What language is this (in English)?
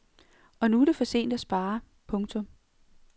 Danish